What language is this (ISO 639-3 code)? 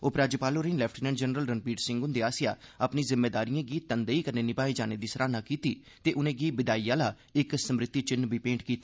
doi